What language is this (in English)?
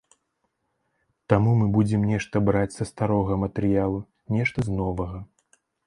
Belarusian